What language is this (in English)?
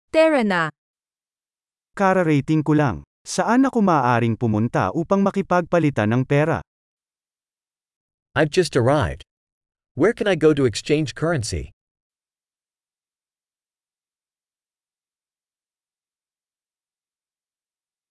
Filipino